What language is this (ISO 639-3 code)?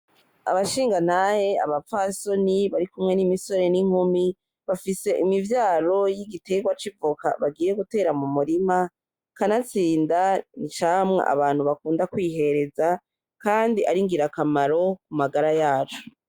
run